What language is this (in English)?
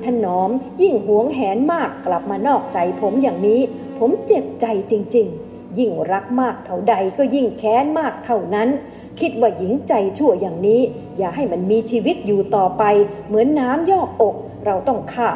Thai